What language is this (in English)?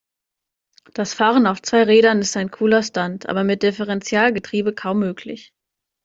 German